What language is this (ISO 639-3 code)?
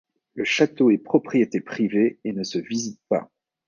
fra